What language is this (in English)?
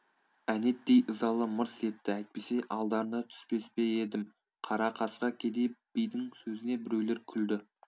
Kazakh